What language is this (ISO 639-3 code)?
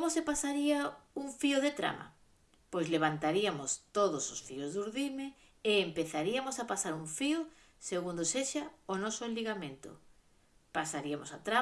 glg